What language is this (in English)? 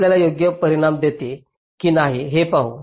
Marathi